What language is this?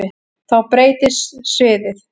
Icelandic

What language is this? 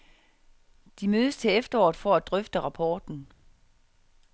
Danish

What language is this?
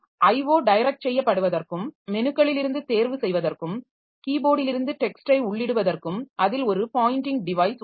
Tamil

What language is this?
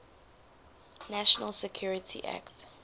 English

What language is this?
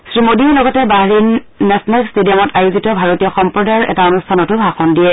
Assamese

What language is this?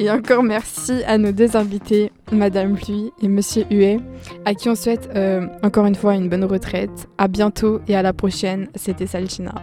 French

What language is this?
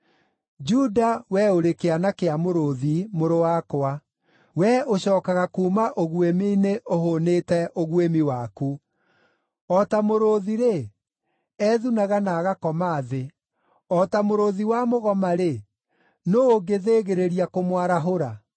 Kikuyu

